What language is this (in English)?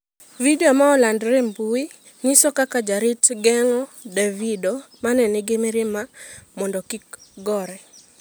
Luo (Kenya and Tanzania)